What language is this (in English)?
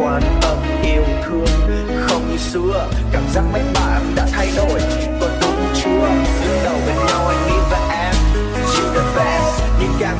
Vietnamese